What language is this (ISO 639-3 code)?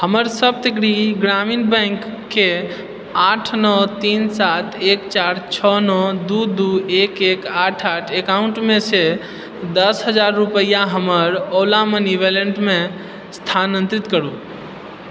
mai